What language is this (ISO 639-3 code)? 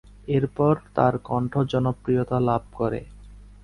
ben